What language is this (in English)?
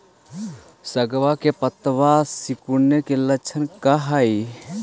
Magahi